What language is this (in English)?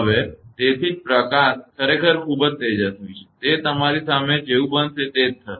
Gujarati